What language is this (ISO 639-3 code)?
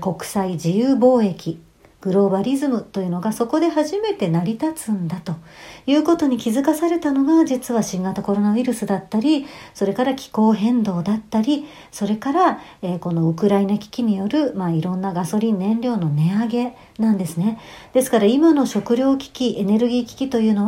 jpn